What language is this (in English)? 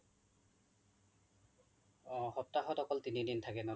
Assamese